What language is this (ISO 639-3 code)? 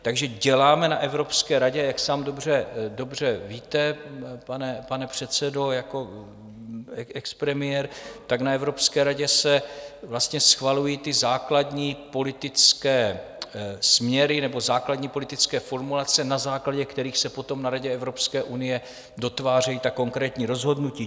ces